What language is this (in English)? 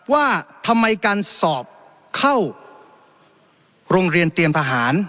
Thai